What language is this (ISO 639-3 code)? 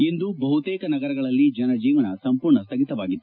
kan